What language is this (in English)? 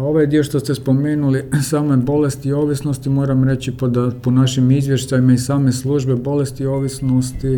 Croatian